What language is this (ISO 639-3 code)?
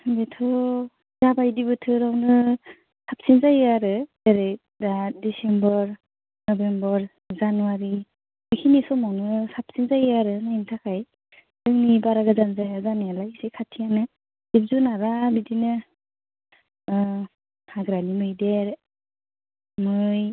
brx